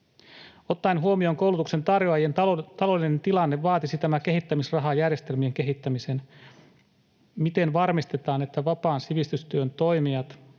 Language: Finnish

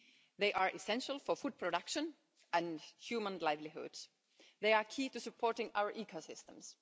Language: English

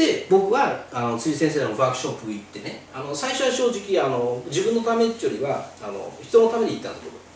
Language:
Japanese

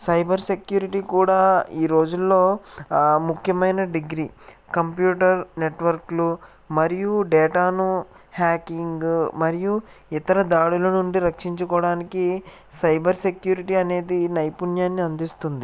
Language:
Telugu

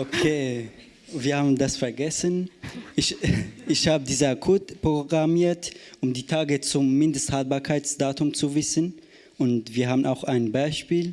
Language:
German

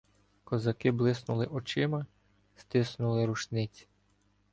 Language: Ukrainian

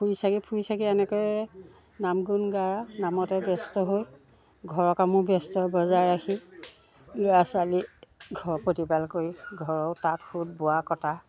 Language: Assamese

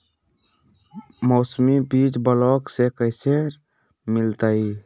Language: Magahi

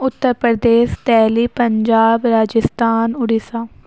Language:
Urdu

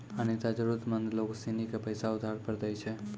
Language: Maithili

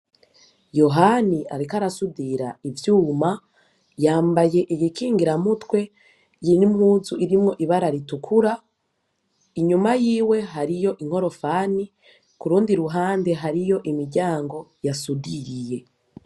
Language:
Rundi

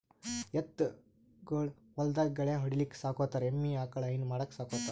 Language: Kannada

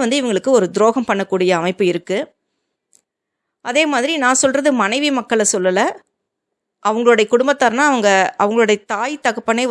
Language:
Tamil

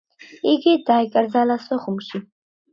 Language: Georgian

